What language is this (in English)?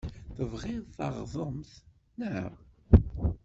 Kabyle